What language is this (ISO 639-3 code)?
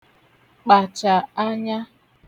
ibo